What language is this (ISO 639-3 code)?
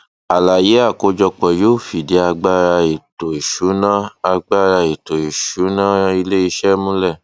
yor